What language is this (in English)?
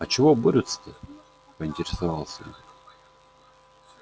Russian